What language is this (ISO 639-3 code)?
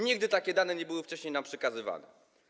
pol